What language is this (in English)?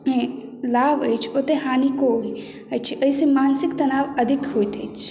Maithili